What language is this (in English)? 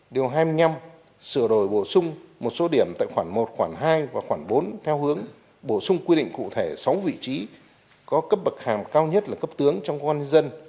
Vietnamese